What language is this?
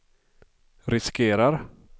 Swedish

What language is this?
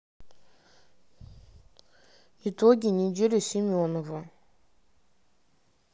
Russian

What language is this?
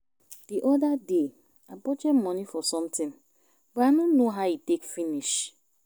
Nigerian Pidgin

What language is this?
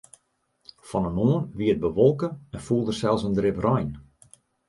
Western Frisian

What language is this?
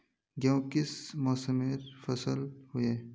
Magahi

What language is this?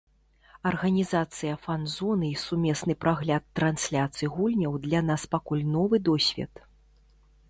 Belarusian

